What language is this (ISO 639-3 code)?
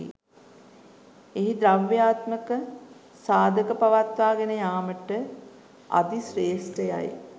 sin